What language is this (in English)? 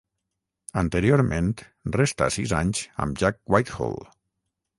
Catalan